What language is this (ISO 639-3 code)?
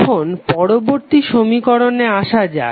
ben